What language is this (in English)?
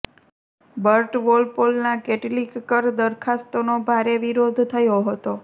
Gujarati